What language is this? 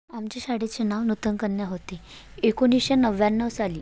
Marathi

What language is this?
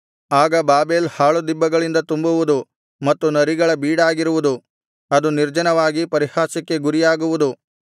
Kannada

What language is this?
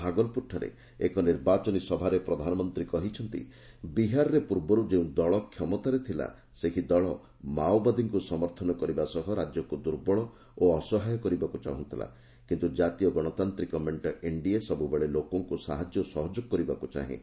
Odia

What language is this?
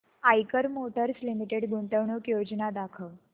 Marathi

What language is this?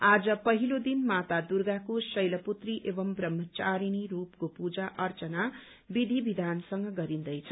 Nepali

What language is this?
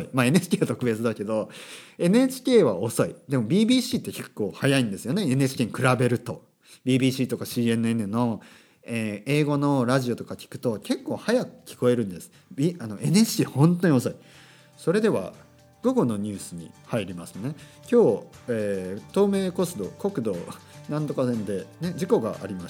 Japanese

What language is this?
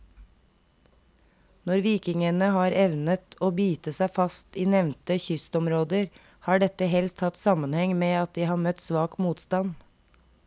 Norwegian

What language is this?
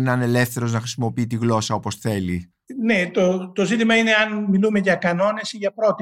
Greek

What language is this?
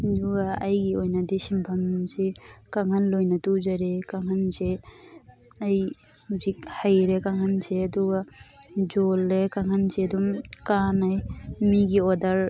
Manipuri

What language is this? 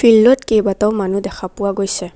Assamese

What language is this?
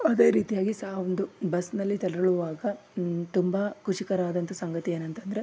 Kannada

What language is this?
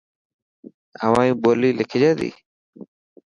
Dhatki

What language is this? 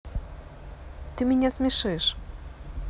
Russian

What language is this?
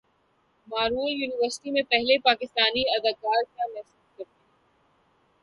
Urdu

